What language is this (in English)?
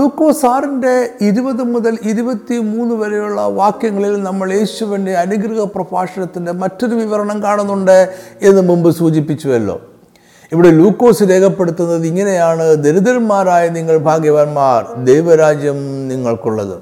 Malayalam